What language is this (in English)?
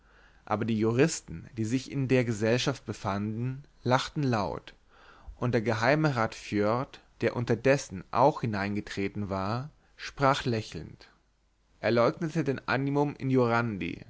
German